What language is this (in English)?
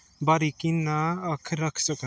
Punjabi